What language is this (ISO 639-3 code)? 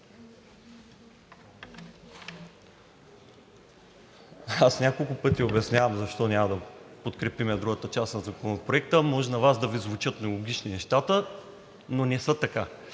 bul